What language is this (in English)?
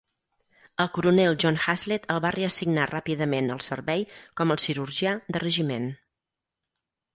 Catalan